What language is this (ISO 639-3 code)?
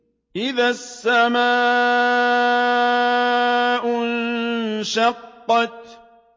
ara